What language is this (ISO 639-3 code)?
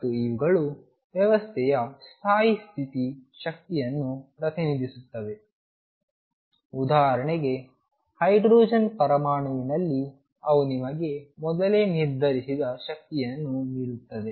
kan